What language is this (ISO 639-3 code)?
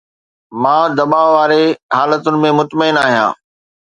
snd